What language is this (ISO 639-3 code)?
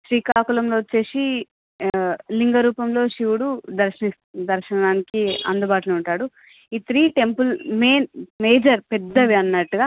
tel